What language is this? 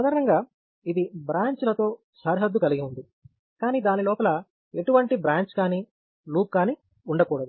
Telugu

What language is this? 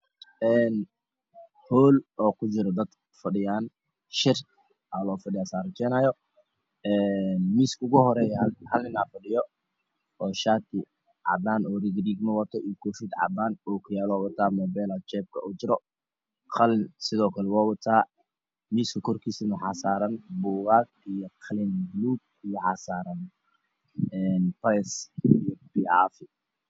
Somali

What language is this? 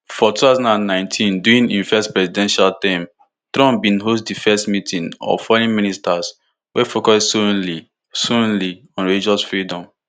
Nigerian Pidgin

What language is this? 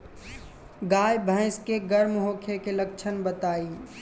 Bhojpuri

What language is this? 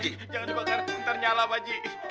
Indonesian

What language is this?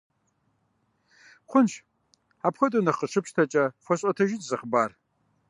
Kabardian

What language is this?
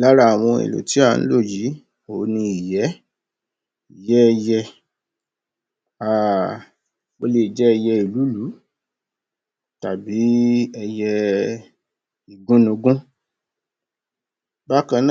Yoruba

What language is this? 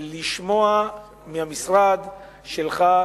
Hebrew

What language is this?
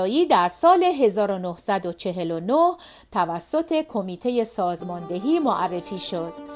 Persian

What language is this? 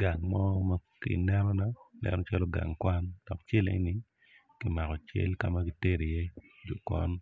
Acoli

